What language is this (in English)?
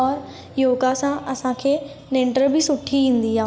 Sindhi